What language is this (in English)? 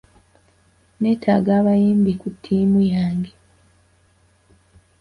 Ganda